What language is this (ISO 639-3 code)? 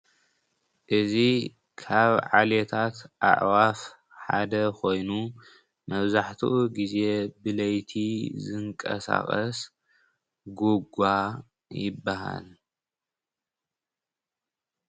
tir